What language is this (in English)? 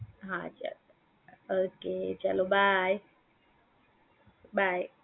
Gujarati